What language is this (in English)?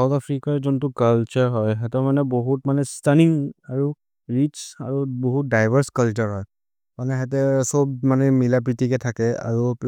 Maria (India)